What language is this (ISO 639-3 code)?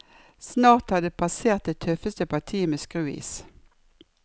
nor